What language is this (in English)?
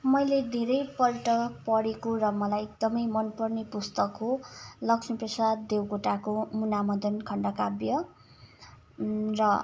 Nepali